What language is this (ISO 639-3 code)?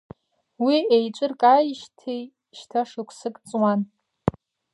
abk